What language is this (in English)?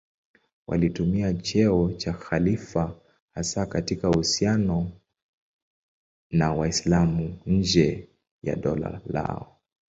Swahili